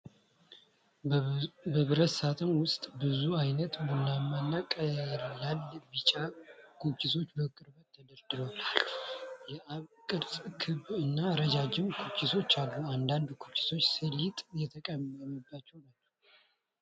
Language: Amharic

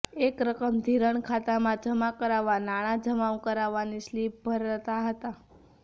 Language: Gujarati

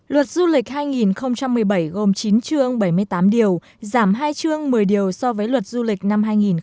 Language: Vietnamese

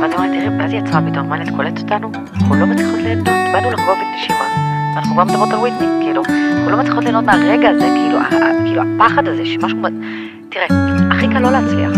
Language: Hebrew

